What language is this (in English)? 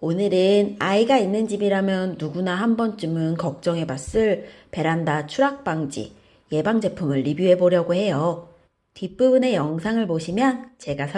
Korean